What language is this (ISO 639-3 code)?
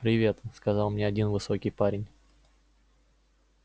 rus